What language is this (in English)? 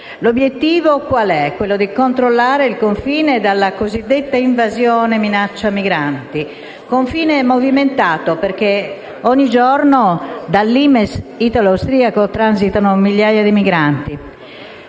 Italian